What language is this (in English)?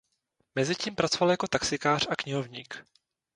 Czech